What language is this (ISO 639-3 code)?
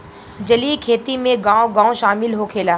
bho